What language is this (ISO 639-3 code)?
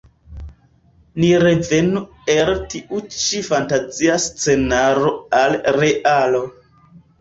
epo